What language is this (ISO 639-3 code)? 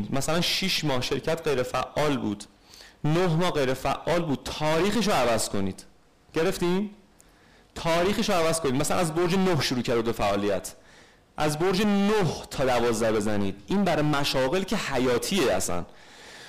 fas